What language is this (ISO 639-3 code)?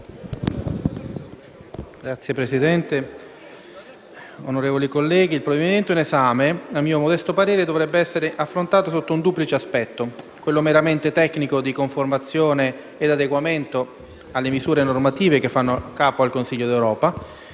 ita